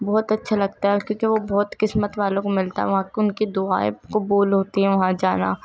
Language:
Urdu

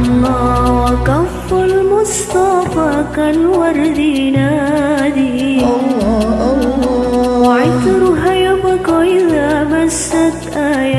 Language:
Arabic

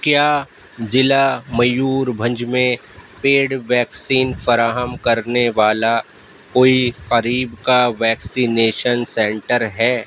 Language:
Urdu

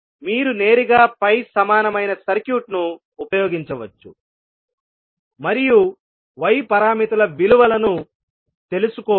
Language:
Telugu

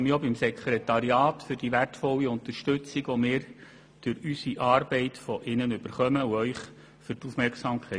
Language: Swiss German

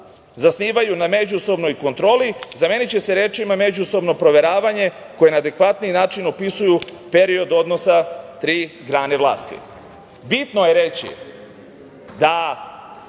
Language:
Serbian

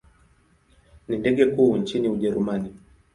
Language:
Swahili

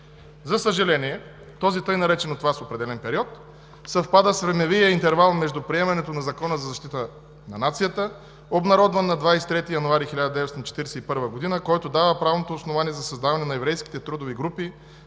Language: Bulgarian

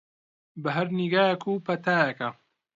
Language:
Central Kurdish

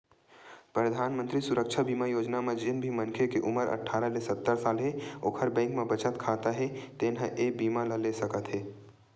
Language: Chhattisgarhi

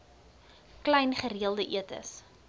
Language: Afrikaans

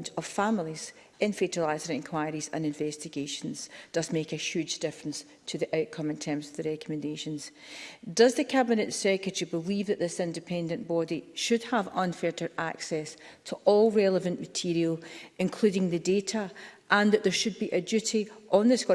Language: English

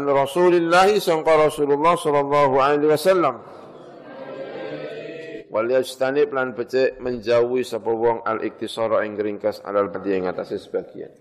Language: Indonesian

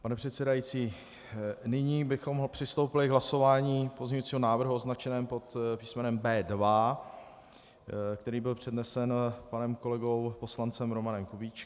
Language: Czech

